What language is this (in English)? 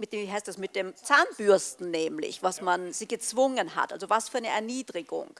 German